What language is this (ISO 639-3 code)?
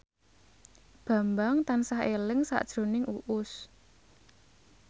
jav